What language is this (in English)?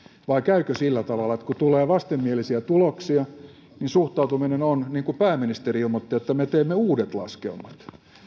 Finnish